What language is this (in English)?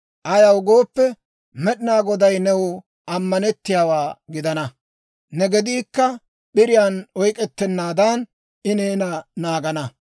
Dawro